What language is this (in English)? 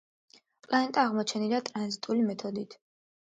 Georgian